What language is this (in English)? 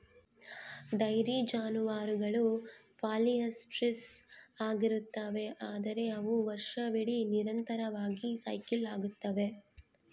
Kannada